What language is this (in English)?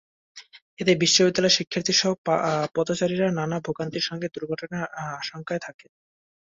Bangla